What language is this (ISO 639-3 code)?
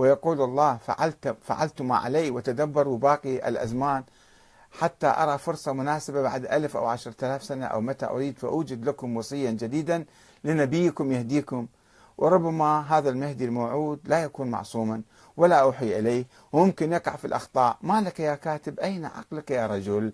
ara